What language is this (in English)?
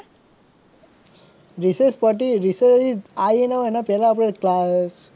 Gujarati